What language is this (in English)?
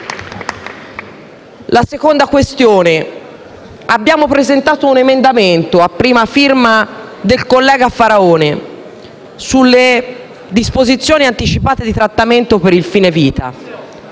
Italian